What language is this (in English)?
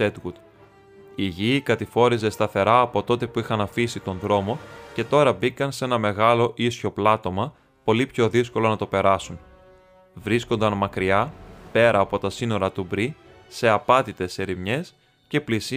Greek